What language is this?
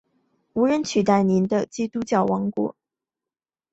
Chinese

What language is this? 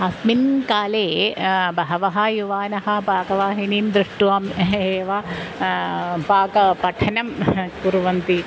Sanskrit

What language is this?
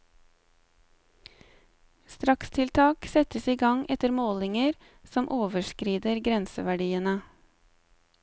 Norwegian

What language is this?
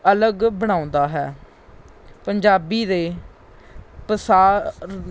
Punjabi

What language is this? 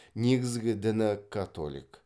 Kazakh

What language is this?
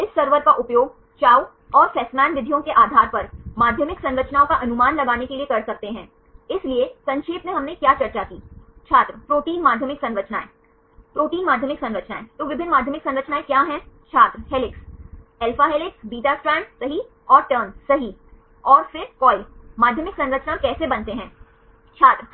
Hindi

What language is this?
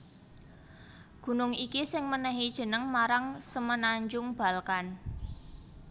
Javanese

